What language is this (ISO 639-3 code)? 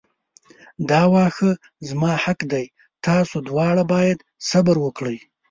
pus